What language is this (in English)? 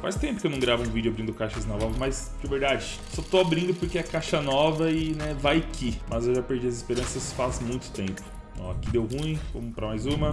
Portuguese